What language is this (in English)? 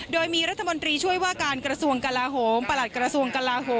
Thai